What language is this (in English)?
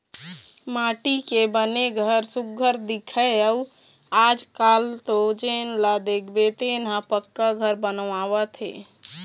Chhattisgarhi